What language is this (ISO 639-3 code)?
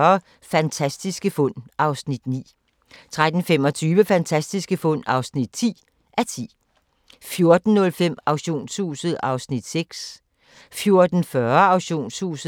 dan